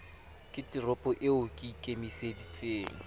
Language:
Southern Sotho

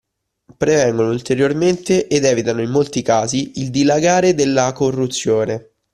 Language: Italian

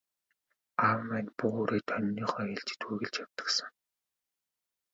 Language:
Mongolian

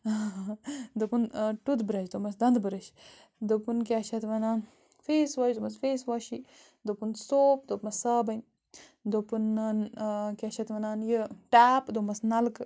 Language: Kashmiri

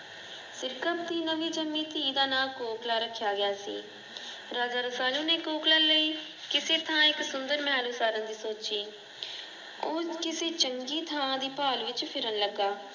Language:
Punjabi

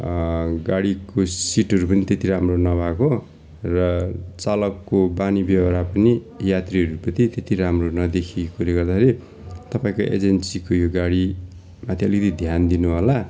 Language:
Nepali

